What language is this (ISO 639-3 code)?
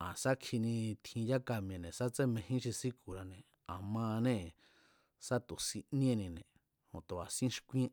vmz